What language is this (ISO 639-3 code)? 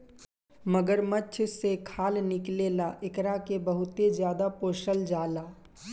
bho